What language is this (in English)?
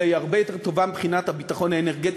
Hebrew